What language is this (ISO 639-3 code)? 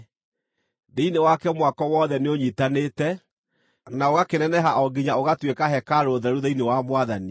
kik